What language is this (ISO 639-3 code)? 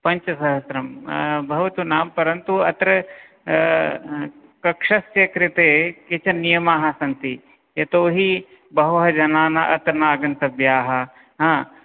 san